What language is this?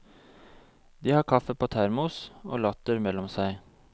Norwegian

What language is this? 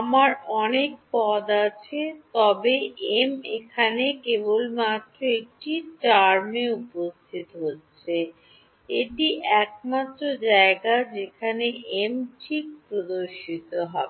Bangla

